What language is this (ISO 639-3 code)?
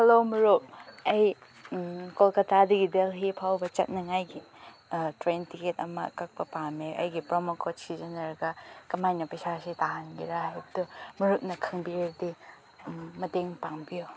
mni